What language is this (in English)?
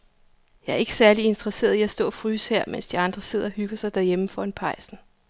Danish